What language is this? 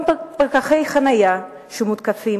Hebrew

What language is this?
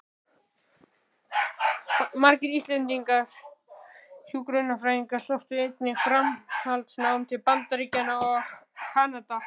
Icelandic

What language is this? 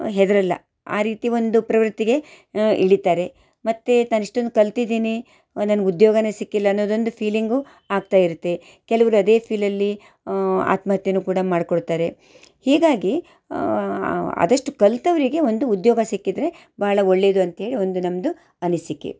Kannada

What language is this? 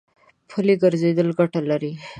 Pashto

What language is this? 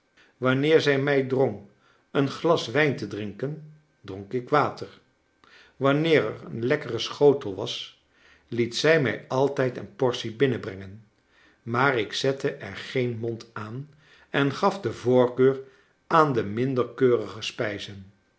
Dutch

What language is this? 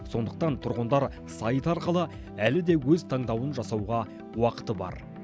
Kazakh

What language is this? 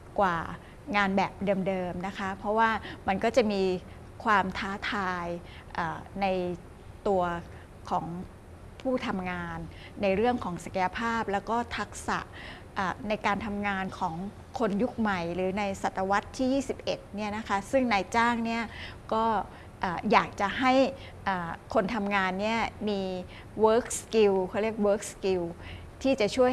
Thai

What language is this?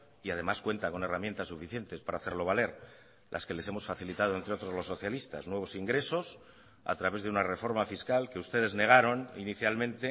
Spanish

